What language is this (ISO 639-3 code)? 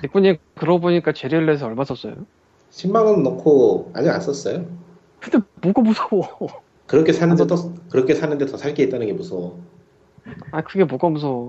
kor